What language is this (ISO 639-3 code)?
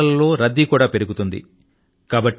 tel